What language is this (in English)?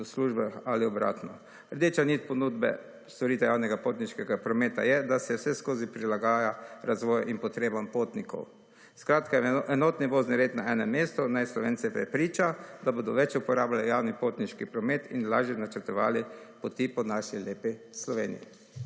Slovenian